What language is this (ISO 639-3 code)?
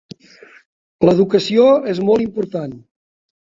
cat